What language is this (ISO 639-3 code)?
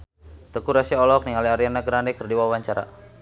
sun